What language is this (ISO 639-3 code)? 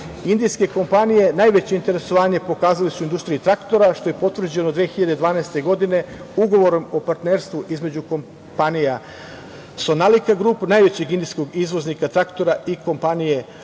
srp